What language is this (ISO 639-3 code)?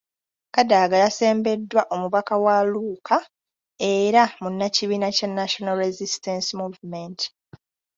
lug